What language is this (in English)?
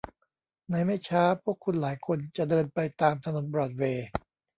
Thai